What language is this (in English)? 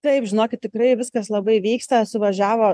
Lithuanian